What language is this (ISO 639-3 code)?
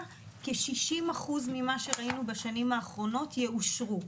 heb